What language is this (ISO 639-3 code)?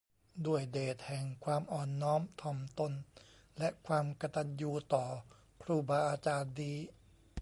tha